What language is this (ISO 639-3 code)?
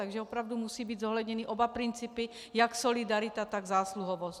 ces